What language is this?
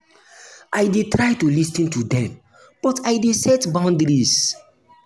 Nigerian Pidgin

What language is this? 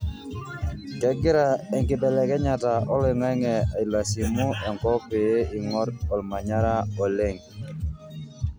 Masai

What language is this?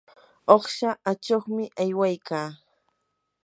Yanahuanca Pasco Quechua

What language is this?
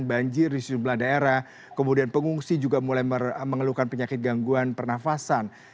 Indonesian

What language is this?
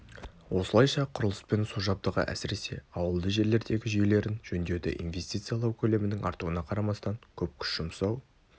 Kazakh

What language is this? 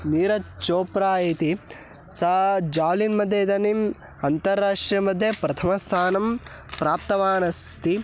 Sanskrit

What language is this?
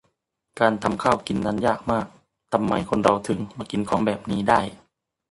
Thai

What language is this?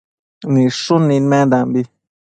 Matsés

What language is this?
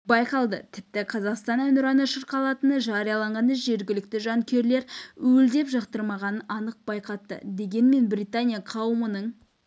Kazakh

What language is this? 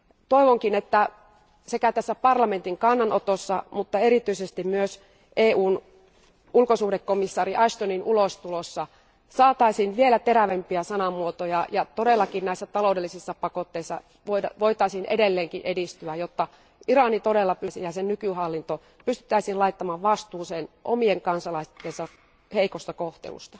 Finnish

